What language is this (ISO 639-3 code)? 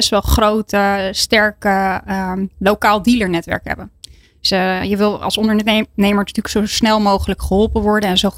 nld